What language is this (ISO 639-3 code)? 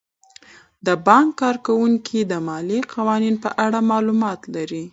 pus